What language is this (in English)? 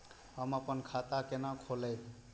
Maithili